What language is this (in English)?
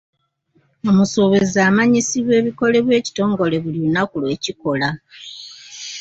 Ganda